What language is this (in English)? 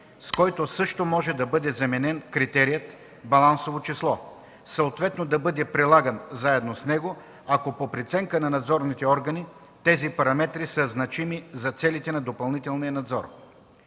Bulgarian